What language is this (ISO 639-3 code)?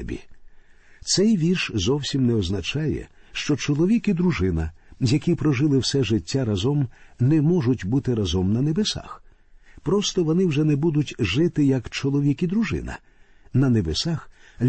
ukr